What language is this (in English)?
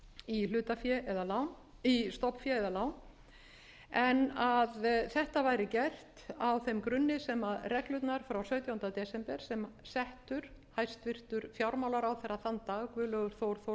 Icelandic